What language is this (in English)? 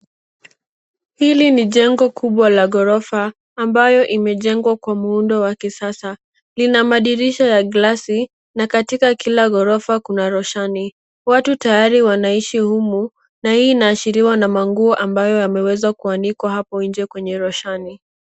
Swahili